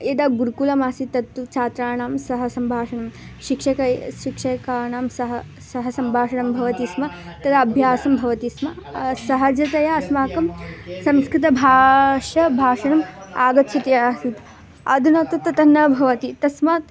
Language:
Sanskrit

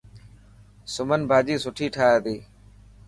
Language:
Dhatki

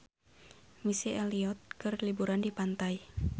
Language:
Sundanese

